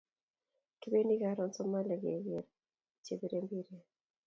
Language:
Kalenjin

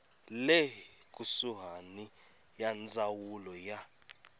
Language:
Tsonga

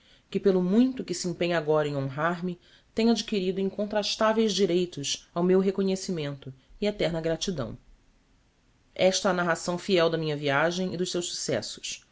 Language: Portuguese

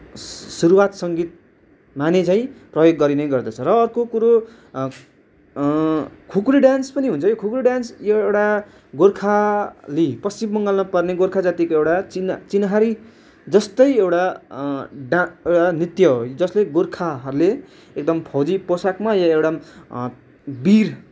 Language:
Nepali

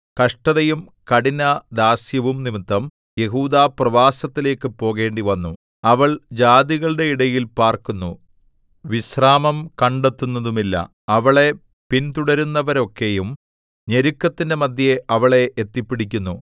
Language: Malayalam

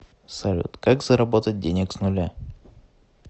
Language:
Russian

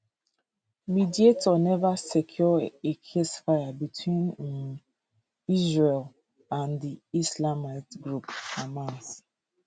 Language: Nigerian Pidgin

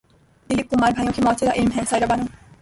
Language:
Urdu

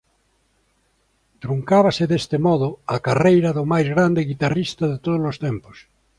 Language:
Galician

